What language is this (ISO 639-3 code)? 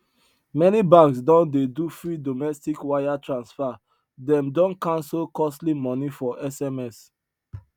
pcm